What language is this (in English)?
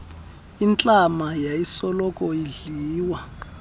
Xhosa